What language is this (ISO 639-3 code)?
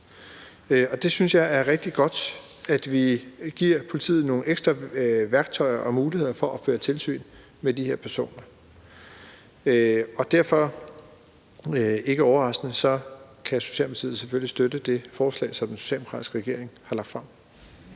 dan